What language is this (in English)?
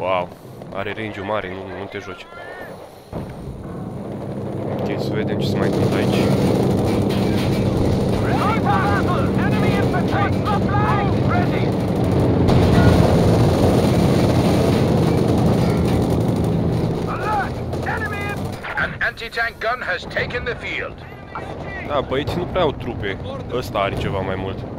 Romanian